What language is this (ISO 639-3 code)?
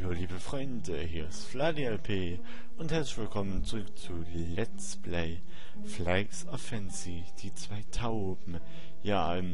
deu